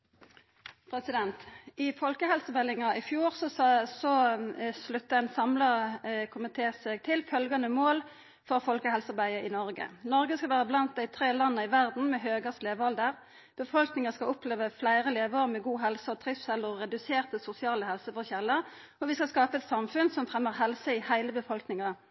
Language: Norwegian Nynorsk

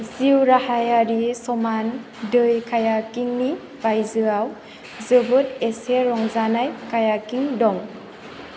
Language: Bodo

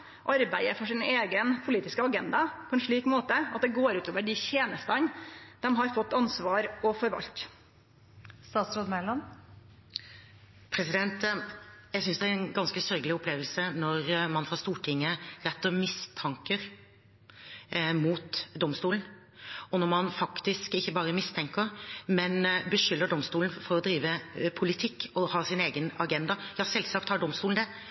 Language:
Norwegian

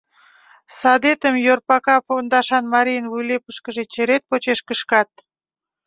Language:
Mari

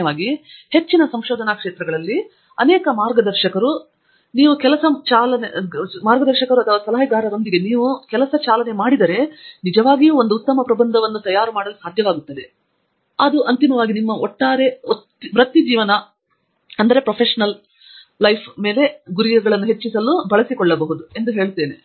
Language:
Kannada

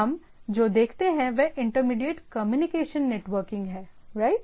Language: Hindi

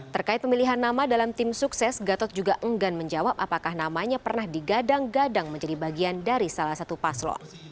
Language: Indonesian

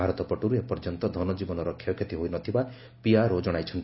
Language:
Odia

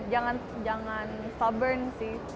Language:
Indonesian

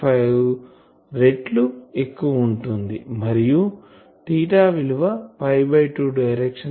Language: Telugu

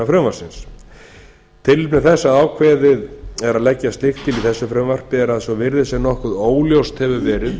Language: Icelandic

